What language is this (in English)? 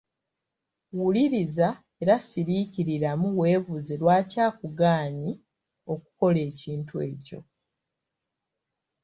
Ganda